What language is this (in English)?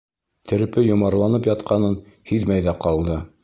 Bashkir